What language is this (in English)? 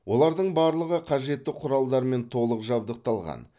Kazakh